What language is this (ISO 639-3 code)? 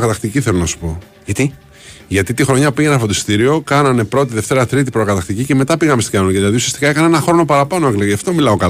ell